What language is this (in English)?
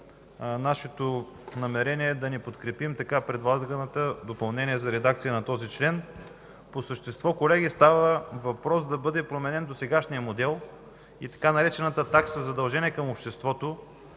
Bulgarian